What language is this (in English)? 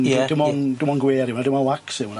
Welsh